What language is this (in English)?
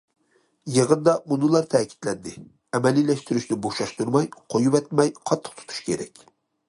Uyghur